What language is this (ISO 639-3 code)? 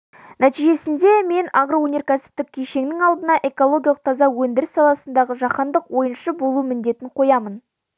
kaz